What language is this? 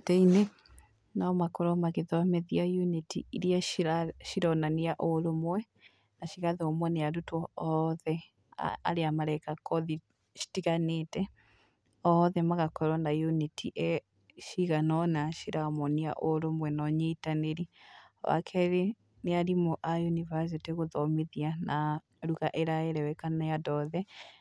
Kikuyu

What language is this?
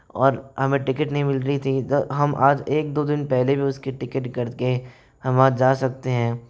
Hindi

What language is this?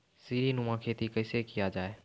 Maithili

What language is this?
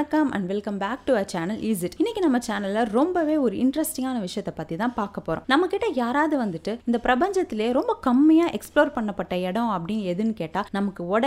Tamil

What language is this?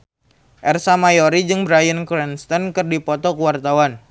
Sundanese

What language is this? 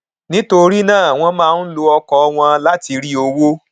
Yoruba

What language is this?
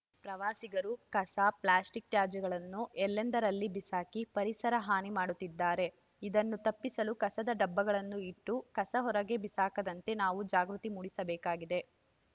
Kannada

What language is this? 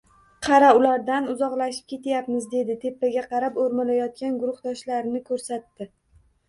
Uzbek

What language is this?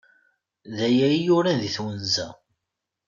Kabyle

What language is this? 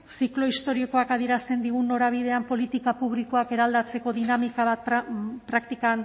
Basque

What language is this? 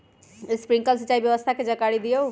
Magahi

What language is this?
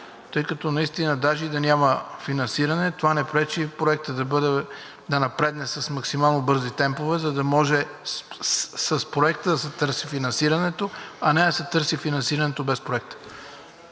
Bulgarian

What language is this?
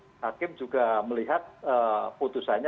Indonesian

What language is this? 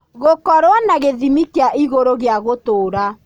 Kikuyu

